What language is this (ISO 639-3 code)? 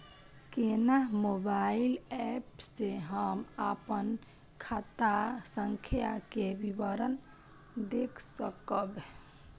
mai